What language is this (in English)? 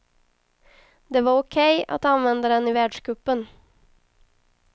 Swedish